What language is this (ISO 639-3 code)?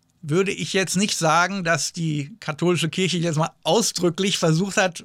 deu